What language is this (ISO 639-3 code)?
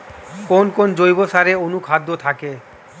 ben